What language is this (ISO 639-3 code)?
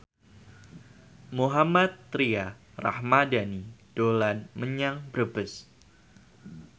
jav